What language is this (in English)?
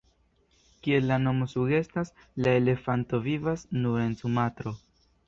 Esperanto